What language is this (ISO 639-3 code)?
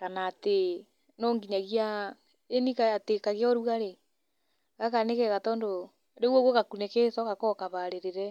kik